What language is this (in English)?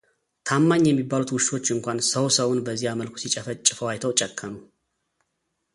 Amharic